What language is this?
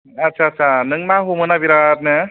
Bodo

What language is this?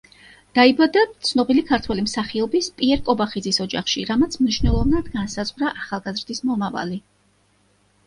Georgian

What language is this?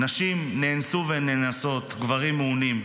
Hebrew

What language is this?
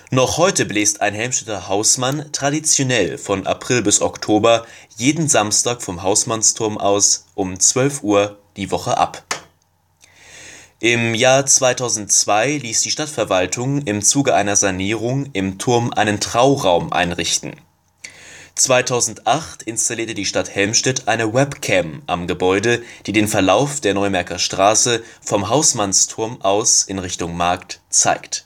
German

